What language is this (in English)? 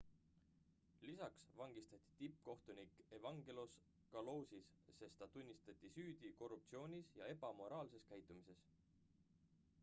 Estonian